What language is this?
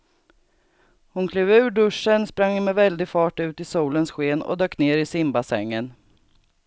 Swedish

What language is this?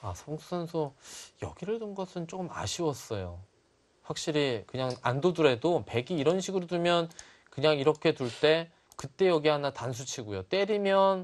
Korean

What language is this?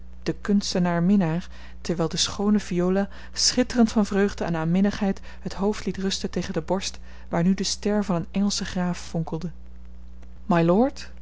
Dutch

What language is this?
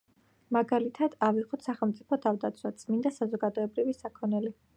Georgian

